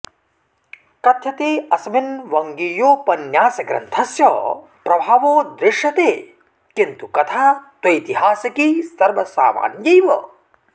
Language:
Sanskrit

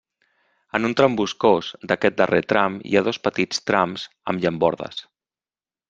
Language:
Catalan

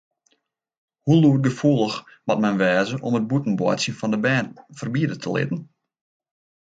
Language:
Western Frisian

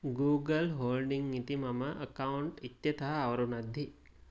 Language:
Sanskrit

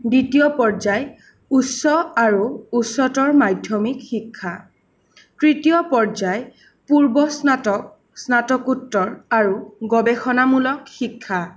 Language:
Assamese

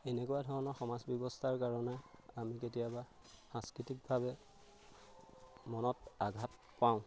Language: Assamese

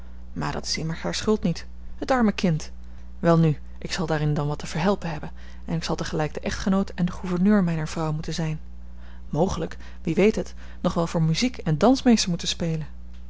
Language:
Dutch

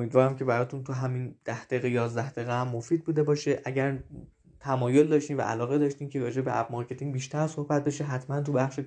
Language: Persian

